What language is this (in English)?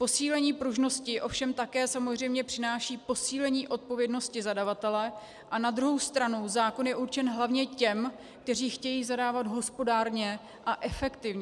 Czech